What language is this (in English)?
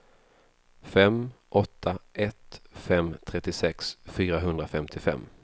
Swedish